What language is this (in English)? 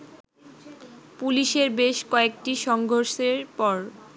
Bangla